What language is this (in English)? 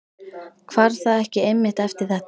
Icelandic